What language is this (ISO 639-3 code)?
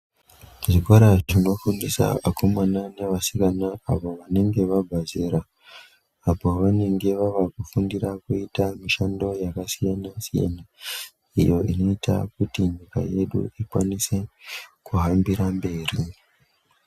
ndc